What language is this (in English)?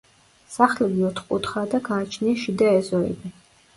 Georgian